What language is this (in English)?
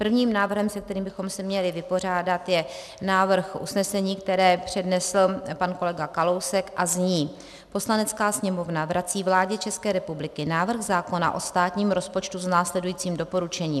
Czech